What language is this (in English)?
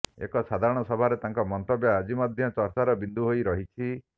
Odia